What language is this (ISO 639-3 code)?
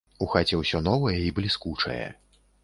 bel